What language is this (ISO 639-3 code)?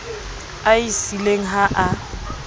sot